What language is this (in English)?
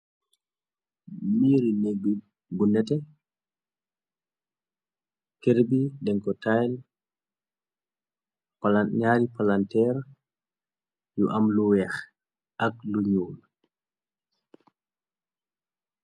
Wolof